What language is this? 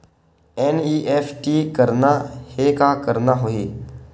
Chhattisgarhi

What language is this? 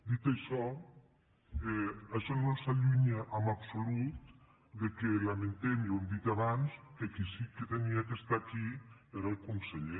Catalan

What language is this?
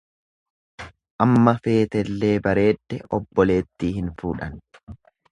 Oromo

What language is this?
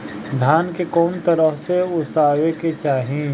Bhojpuri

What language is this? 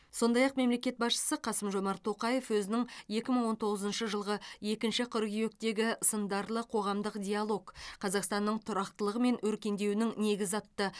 Kazakh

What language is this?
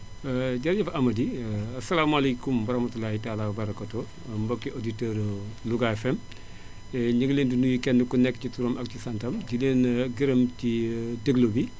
Wolof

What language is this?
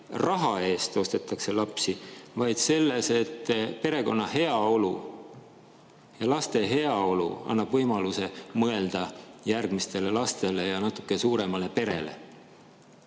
Estonian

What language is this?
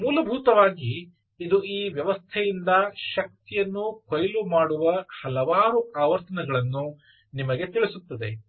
Kannada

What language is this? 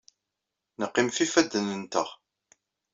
Kabyle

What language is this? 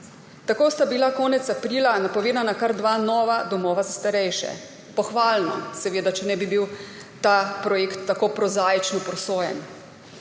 Slovenian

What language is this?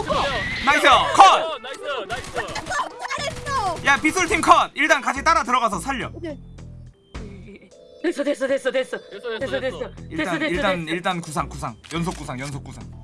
Korean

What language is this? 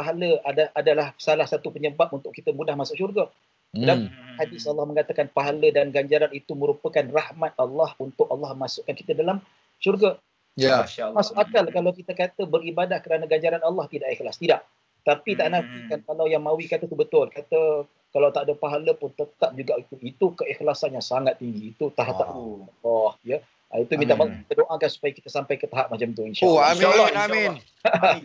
Malay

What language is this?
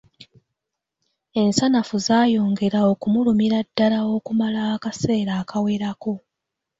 Ganda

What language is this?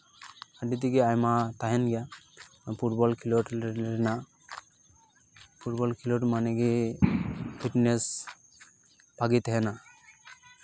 Santali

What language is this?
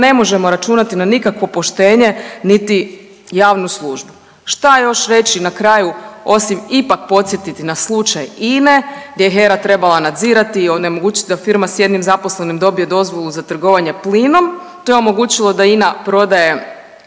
Croatian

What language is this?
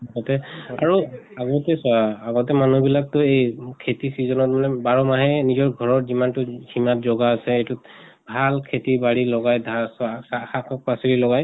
Assamese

